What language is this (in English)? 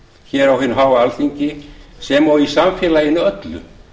Icelandic